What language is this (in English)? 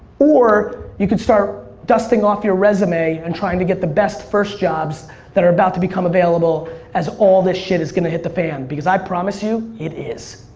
English